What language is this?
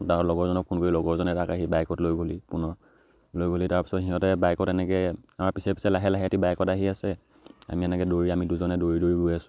Assamese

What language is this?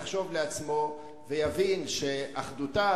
Hebrew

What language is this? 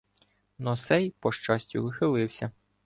Ukrainian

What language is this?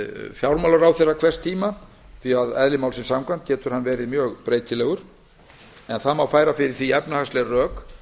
Icelandic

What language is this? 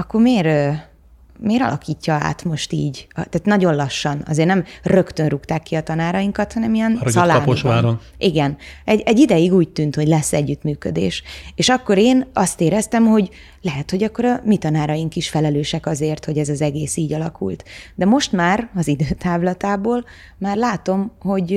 Hungarian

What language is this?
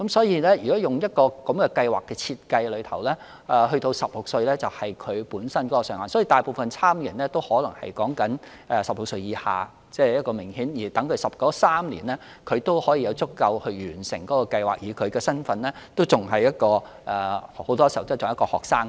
Cantonese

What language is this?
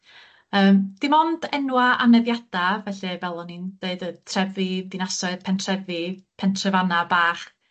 Welsh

